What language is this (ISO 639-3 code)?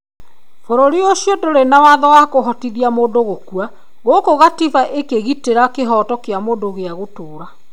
kik